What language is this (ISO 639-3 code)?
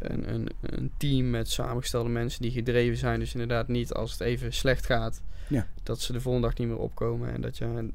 nld